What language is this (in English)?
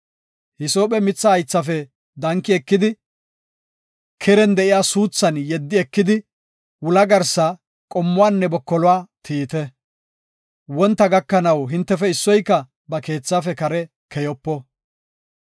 Gofa